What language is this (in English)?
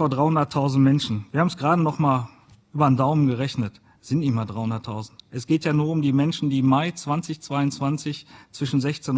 German